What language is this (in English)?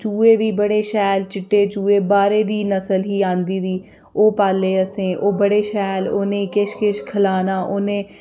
Dogri